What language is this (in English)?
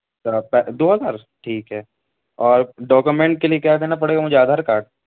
Urdu